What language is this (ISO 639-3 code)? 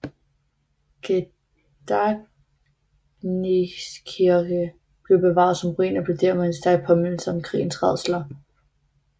dan